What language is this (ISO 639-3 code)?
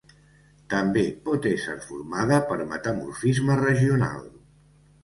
cat